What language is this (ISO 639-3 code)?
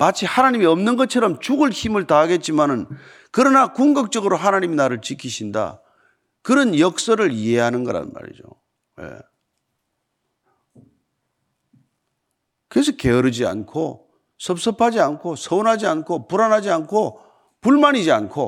kor